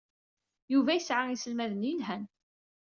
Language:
Kabyle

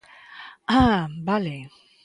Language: Galician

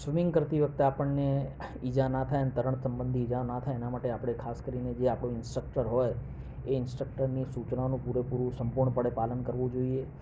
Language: Gujarati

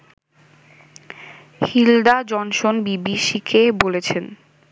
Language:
Bangla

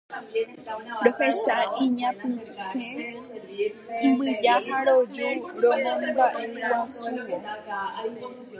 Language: Guarani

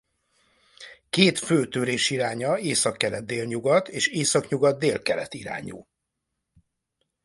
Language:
Hungarian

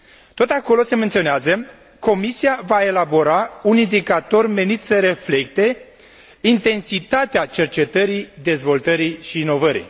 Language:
Romanian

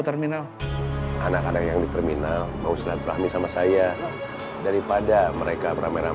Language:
Indonesian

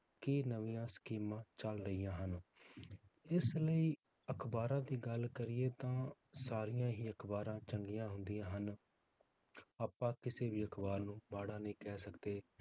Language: Punjabi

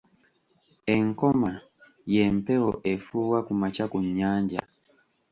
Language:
Ganda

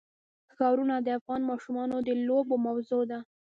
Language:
Pashto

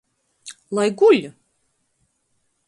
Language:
Latgalian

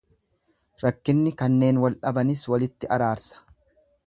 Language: Oromo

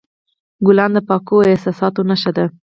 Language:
Pashto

